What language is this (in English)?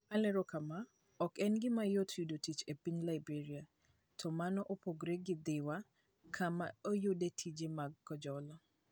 Luo (Kenya and Tanzania)